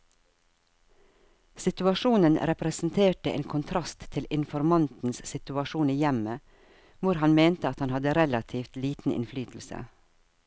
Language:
Norwegian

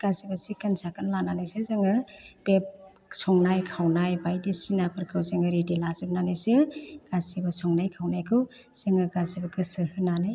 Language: Bodo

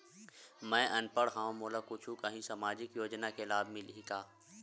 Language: Chhattisgarhi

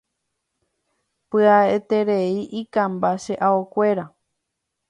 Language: Guarani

